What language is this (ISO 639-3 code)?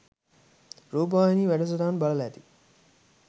sin